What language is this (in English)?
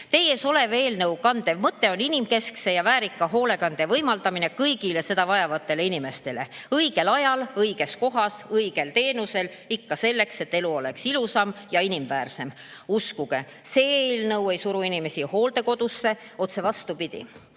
Estonian